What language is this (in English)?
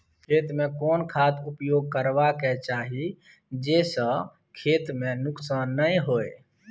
Maithili